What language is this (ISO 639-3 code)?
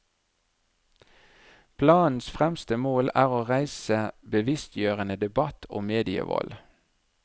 nor